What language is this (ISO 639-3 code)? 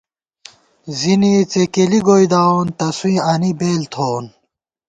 gwt